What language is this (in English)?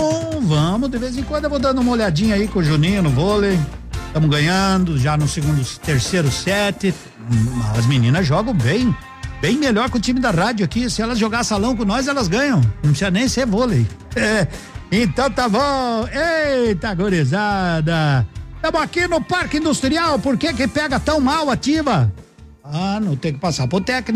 Portuguese